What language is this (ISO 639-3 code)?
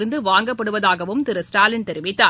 tam